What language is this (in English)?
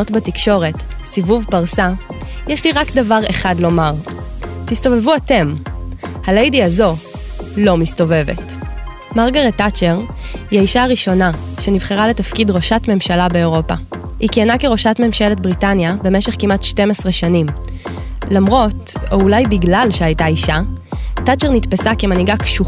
Hebrew